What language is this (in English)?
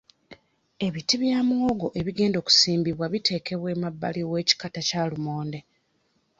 Ganda